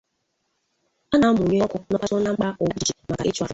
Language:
Igbo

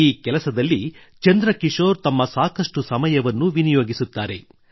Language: Kannada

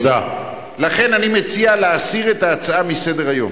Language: Hebrew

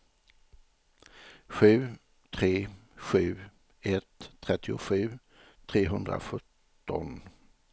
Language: Swedish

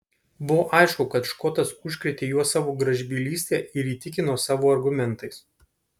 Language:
Lithuanian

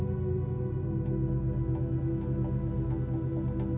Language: Indonesian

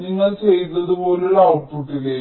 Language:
Malayalam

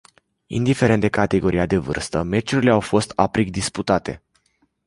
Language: Romanian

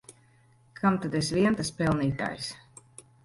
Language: Latvian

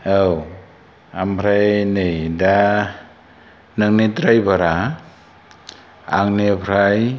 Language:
Bodo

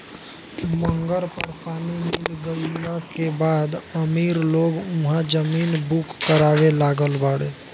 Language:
Bhojpuri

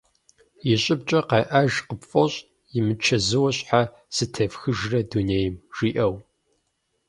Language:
Kabardian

